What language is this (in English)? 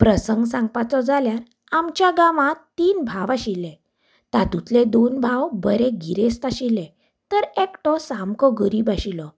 Konkani